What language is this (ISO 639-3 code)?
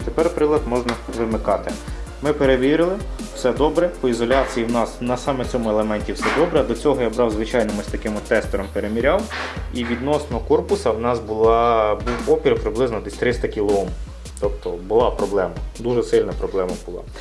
ukr